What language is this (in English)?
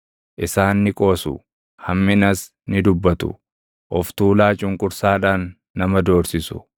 Oromo